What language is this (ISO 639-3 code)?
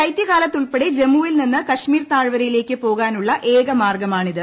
mal